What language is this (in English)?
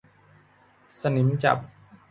Thai